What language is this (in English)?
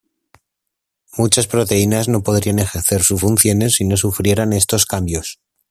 Spanish